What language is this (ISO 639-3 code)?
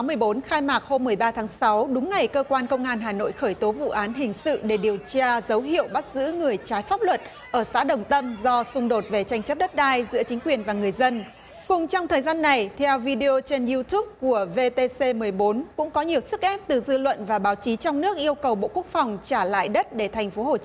vie